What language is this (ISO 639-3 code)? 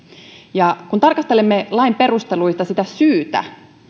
fin